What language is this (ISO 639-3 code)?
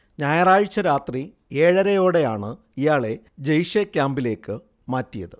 mal